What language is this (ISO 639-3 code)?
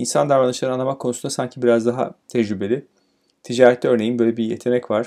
tur